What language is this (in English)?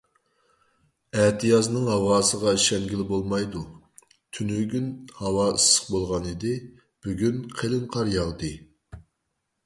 Uyghur